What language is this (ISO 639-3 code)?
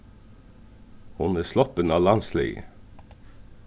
fao